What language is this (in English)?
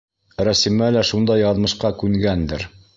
Bashkir